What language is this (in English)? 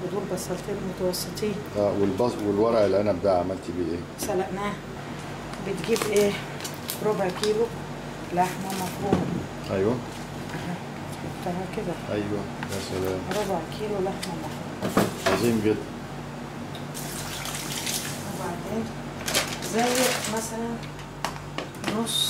Arabic